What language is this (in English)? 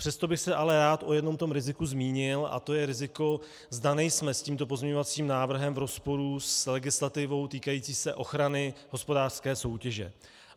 Czech